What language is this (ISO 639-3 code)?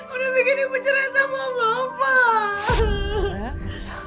ind